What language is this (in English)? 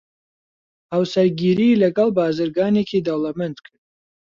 Central Kurdish